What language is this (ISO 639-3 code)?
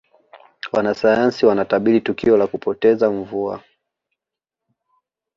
swa